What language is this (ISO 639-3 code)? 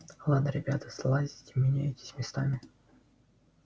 rus